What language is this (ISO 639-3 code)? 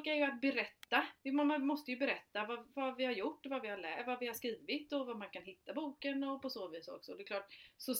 swe